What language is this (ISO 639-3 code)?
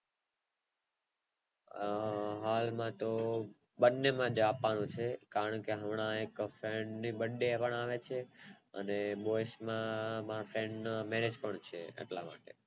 guj